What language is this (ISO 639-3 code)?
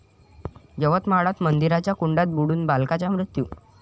mar